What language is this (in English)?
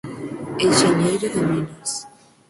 Galician